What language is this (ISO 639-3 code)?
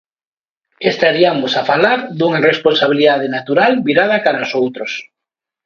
glg